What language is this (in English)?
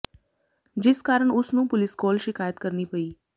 Punjabi